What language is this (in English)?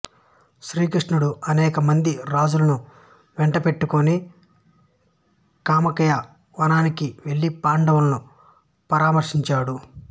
Telugu